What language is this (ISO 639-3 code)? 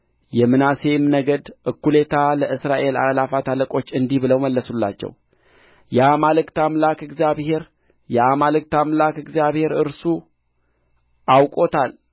amh